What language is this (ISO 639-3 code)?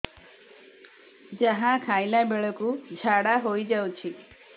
ori